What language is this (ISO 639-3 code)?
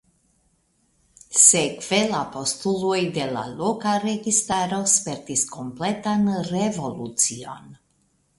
epo